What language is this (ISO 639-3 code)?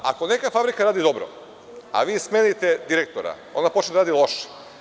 srp